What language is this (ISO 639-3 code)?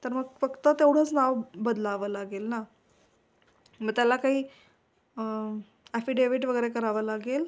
mar